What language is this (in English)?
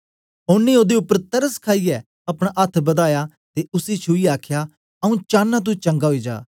Dogri